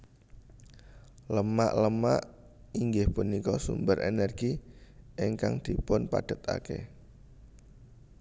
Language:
Javanese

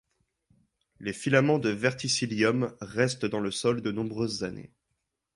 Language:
French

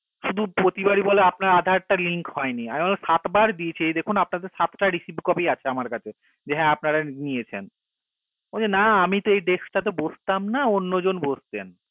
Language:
Bangla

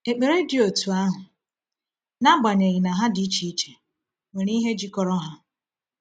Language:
Igbo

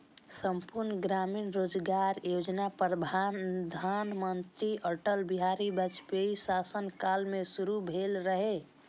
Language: Maithili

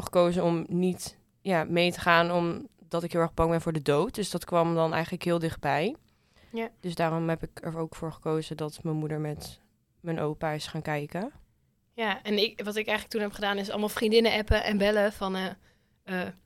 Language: Dutch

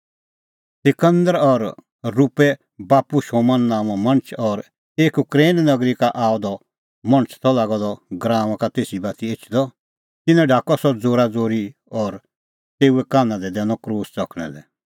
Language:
Kullu Pahari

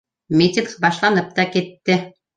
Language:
Bashkir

